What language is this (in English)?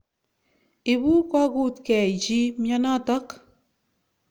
Kalenjin